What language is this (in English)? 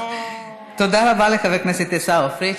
Hebrew